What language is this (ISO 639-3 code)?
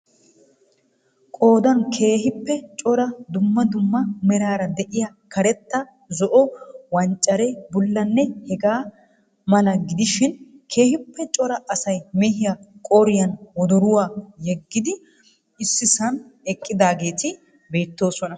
wal